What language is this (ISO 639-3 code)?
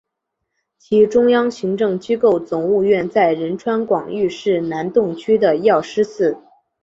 zho